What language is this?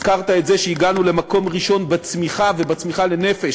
Hebrew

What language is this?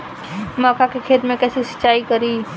Bhojpuri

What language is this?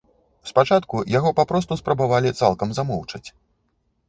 Belarusian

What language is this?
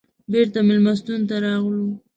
Pashto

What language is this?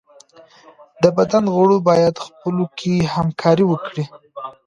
Pashto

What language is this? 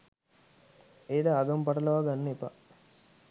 Sinhala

